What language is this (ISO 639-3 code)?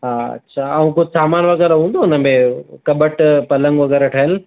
snd